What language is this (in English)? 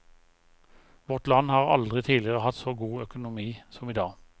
Norwegian